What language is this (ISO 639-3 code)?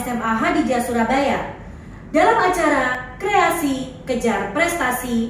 ind